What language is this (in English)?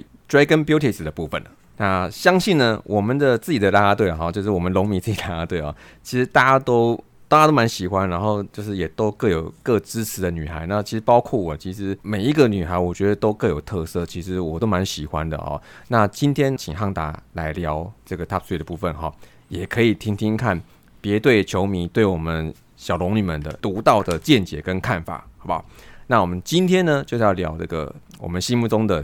Chinese